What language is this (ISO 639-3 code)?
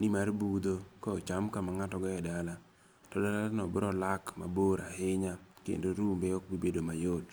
luo